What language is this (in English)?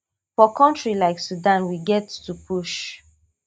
Nigerian Pidgin